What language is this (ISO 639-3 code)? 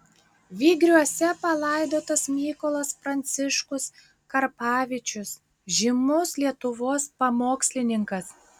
lit